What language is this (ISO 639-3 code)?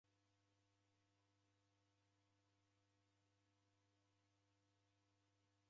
dav